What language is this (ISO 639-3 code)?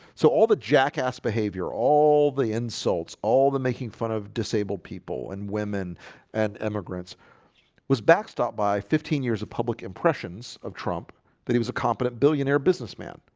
eng